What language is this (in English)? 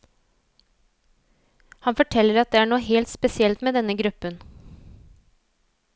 Norwegian